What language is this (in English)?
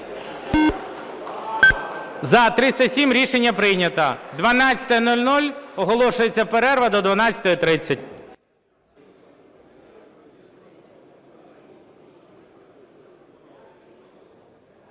Ukrainian